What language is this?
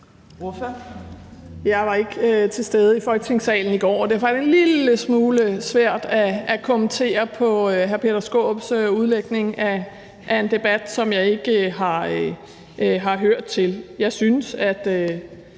Danish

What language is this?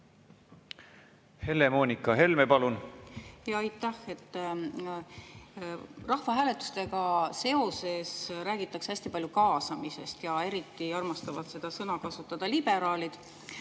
Estonian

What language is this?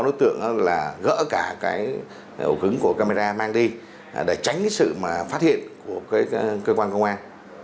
Vietnamese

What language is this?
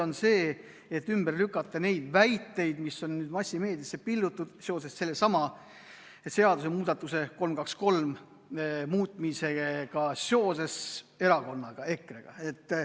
Estonian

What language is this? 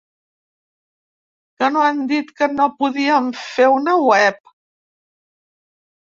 Catalan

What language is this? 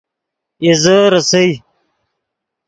Yidgha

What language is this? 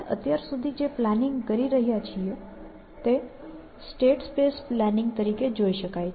Gujarati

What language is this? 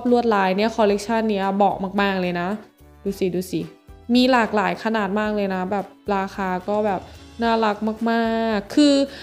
Thai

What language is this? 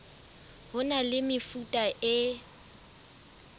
Southern Sotho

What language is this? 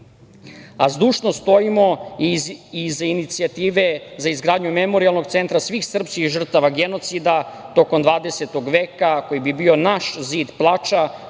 Serbian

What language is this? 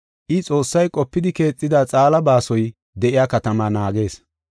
Gofa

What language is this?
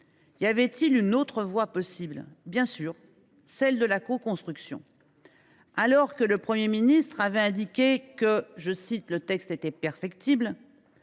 French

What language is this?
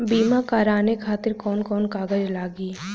Bhojpuri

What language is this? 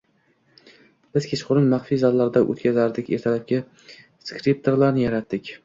Uzbek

